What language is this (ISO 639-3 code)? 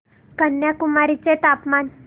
mar